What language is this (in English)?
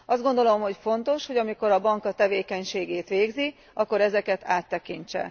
Hungarian